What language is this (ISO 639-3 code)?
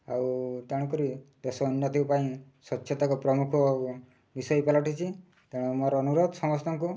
ori